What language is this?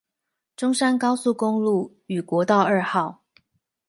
Chinese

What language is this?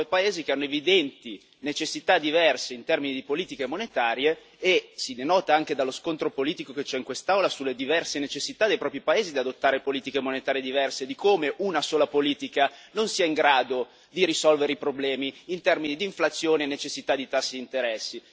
Italian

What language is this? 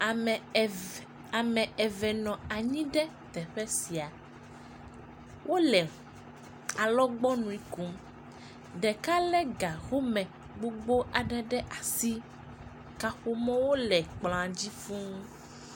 Ewe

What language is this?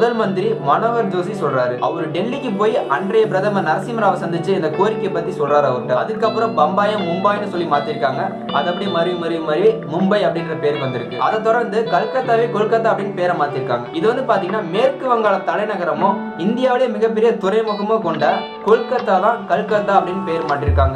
Vietnamese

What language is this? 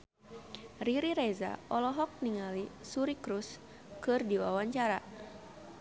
Sundanese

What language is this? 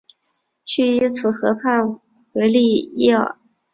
Chinese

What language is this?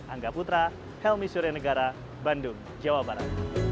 Indonesian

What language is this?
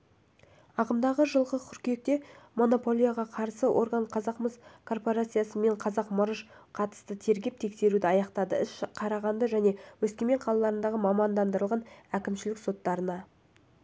Kazakh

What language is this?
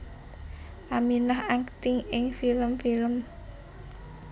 Javanese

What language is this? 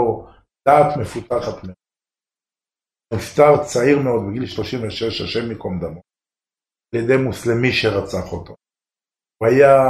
Hebrew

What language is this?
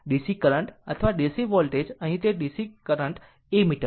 Gujarati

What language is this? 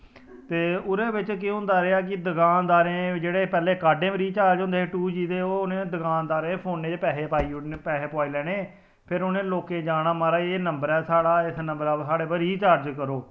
Dogri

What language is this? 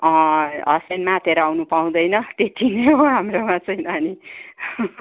Nepali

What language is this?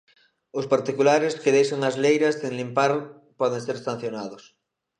Galician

